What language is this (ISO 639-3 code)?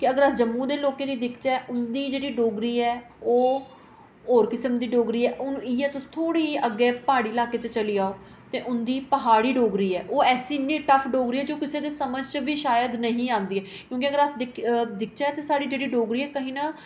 doi